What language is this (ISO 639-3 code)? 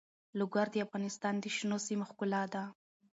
pus